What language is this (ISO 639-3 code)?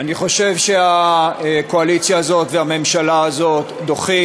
heb